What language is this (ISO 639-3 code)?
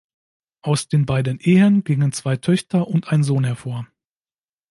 deu